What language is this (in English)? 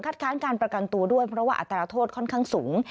Thai